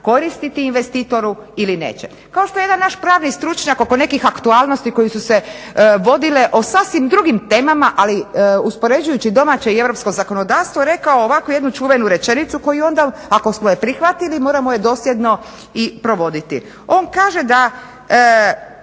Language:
Croatian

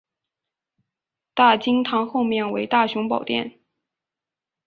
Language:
Chinese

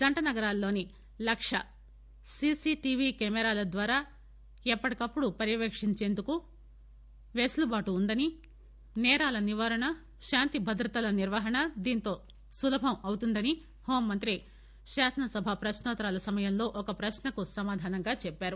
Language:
Telugu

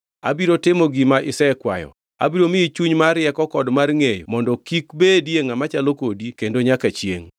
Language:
Luo (Kenya and Tanzania)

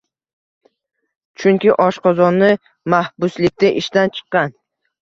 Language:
Uzbek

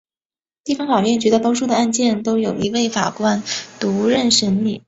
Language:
Chinese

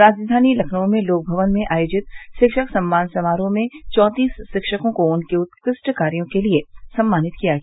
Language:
Hindi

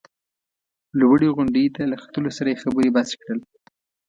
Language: Pashto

